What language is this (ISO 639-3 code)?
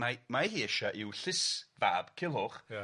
cym